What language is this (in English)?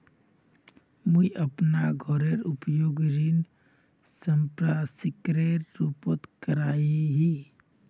Magahi